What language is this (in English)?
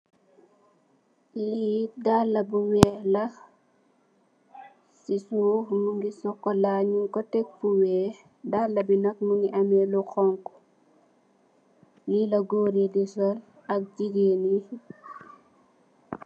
Wolof